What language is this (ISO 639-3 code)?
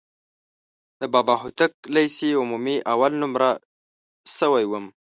pus